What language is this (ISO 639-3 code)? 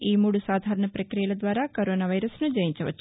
tel